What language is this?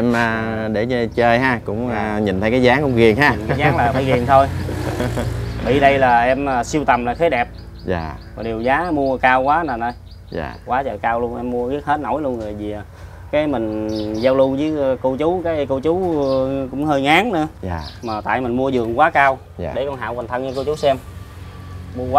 Vietnamese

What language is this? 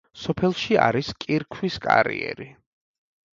Georgian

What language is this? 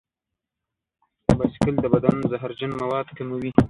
Pashto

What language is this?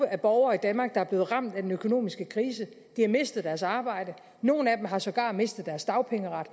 Danish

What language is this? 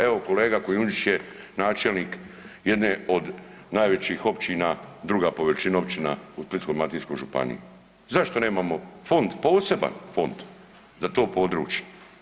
Croatian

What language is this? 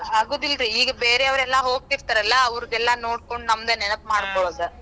Kannada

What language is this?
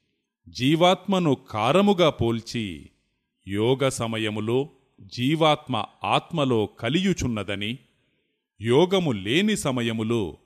Telugu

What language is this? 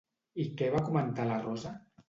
Catalan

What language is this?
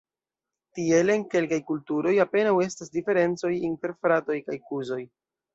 Esperanto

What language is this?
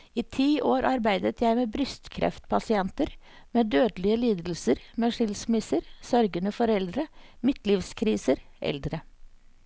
Norwegian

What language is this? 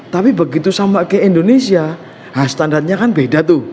Indonesian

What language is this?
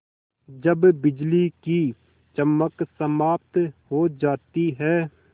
Hindi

